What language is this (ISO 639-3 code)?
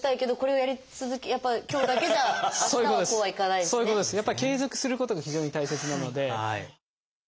jpn